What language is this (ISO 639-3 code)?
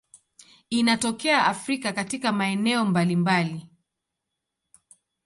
swa